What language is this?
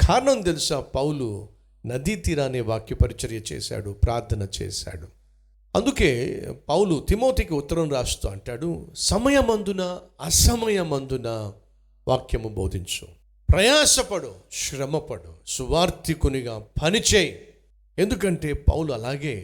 Telugu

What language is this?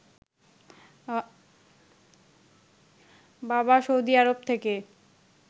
Bangla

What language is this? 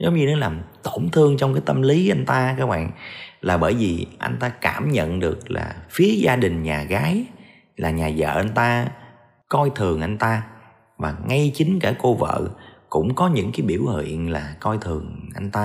Vietnamese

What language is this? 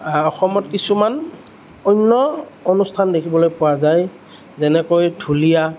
Assamese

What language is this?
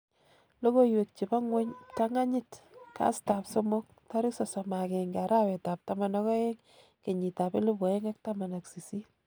Kalenjin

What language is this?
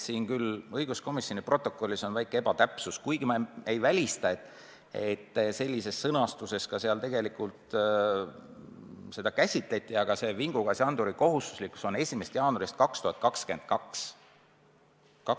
Estonian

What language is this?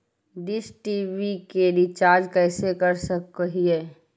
Magahi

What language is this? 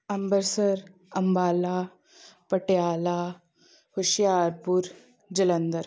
Punjabi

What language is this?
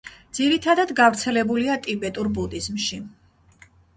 Georgian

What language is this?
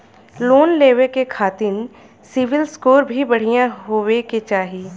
Bhojpuri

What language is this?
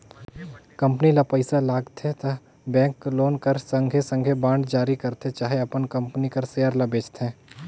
Chhattisgarhi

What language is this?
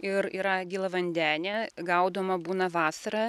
Lithuanian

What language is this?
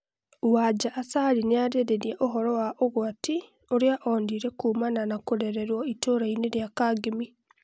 Kikuyu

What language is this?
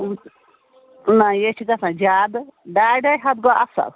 Kashmiri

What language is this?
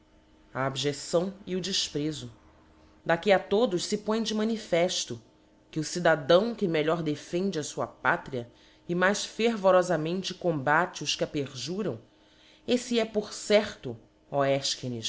Portuguese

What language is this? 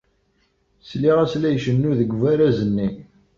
Kabyle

